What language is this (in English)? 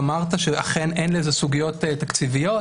Hebrew